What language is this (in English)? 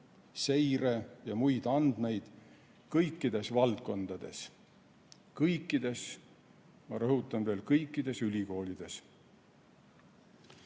Estonian